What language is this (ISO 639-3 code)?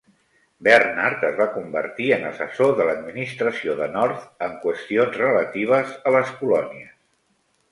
cat